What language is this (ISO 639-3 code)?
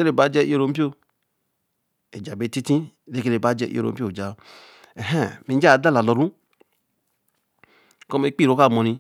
elm